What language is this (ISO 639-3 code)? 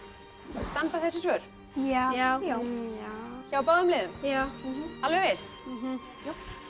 isl